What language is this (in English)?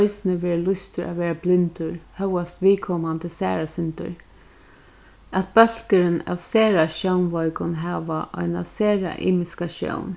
Faroese